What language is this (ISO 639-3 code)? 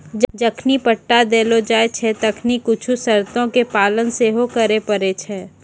mai